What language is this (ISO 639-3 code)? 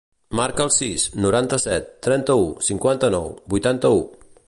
cat